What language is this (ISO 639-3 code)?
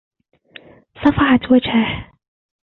ara